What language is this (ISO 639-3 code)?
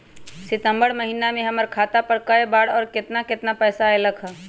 mag